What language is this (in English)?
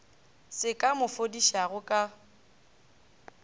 Northern Sotho